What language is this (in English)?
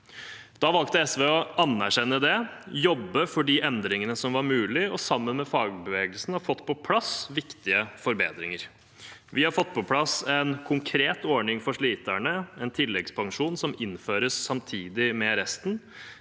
Norwegian